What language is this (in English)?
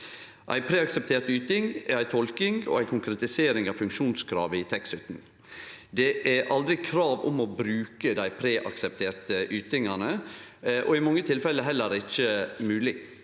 Norwegian